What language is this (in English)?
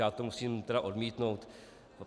Czech